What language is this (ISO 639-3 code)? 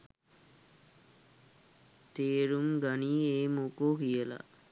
sin